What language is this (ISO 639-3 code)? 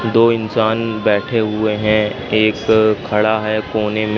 hin